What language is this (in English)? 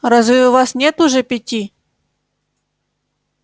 Russian